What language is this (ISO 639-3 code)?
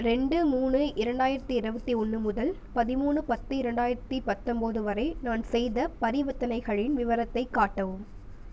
tam